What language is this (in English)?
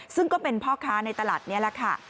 Thai